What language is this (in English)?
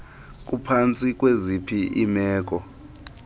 Xhosa